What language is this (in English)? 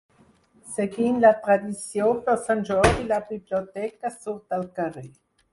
Catalan